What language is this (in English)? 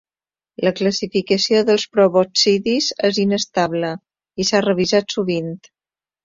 Catalan